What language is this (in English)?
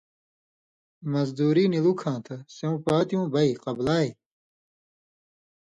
Indus Kohistani